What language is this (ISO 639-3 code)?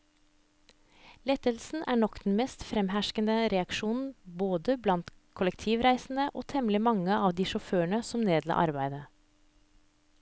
nor